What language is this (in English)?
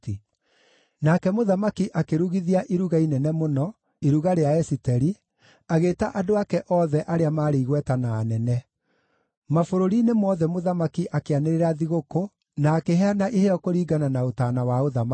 Kikuyu